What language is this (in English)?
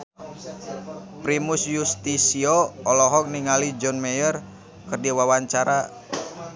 Sundanese